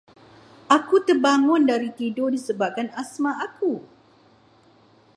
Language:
Malay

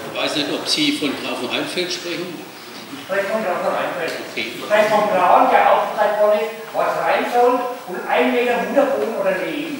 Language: German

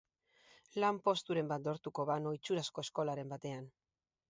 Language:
Basque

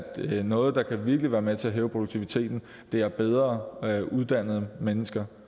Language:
Danish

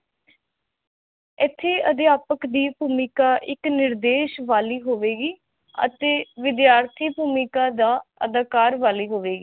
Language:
Punjabi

